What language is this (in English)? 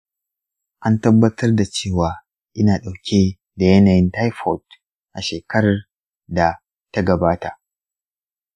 Hausa